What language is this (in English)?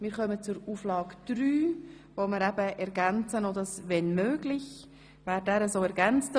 Swiss German